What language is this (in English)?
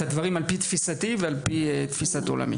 Hebrew